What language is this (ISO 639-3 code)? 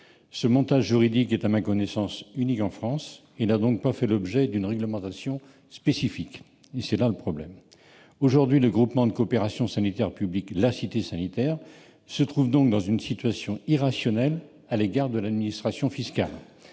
fra